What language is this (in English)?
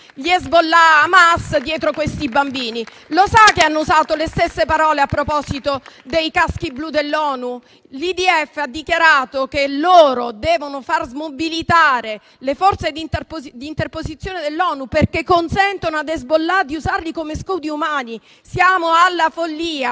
Italian